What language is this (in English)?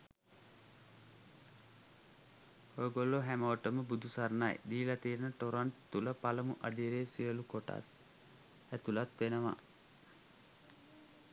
Sinhala